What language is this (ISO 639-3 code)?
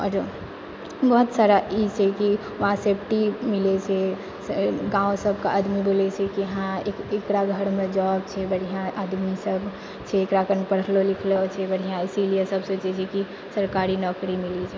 mai